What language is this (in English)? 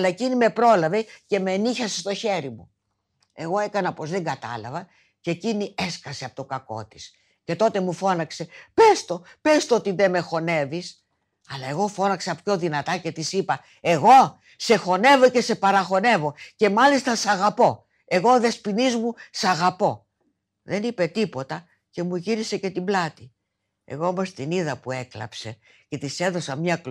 Greek